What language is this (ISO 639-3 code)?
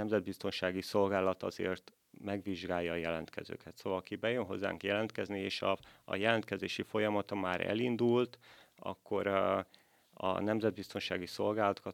hun